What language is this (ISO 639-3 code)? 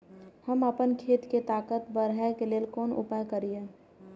mai